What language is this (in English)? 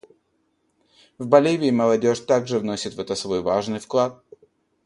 Russian